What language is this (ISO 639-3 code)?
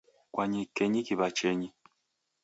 dav